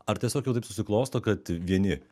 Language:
Lithuanian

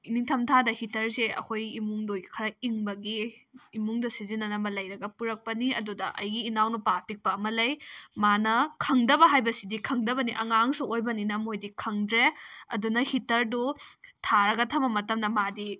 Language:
Manipuri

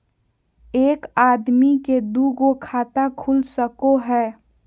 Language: Magahi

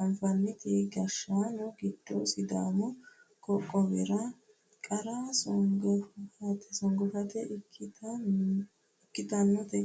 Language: Sidamo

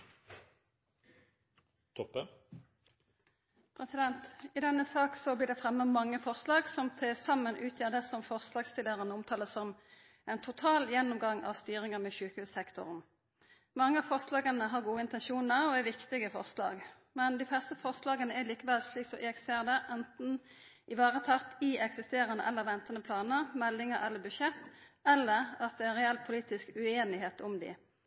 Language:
Norwegian Nynorsk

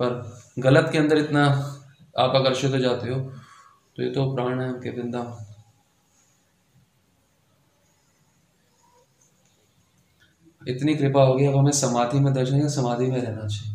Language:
Hindi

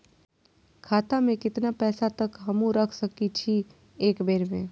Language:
Maithili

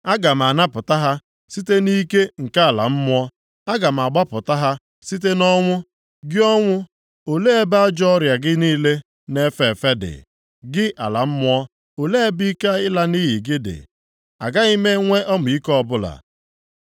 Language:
Igbo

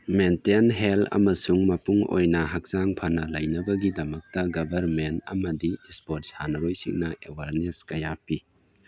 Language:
Manipuri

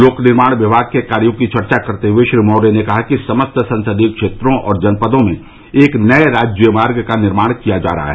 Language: Hindi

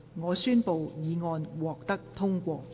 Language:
Cantonese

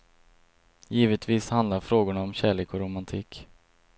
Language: Swedish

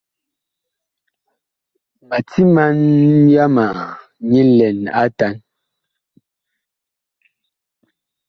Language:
Bakoko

